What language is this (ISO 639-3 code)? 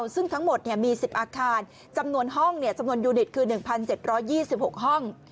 tha